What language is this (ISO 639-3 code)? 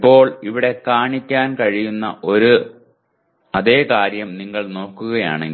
mal